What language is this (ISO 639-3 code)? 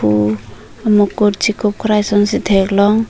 mjw